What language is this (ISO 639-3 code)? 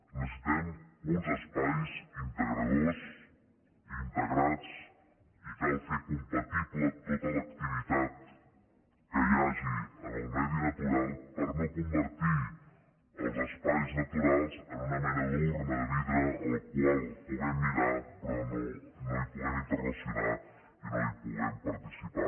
cat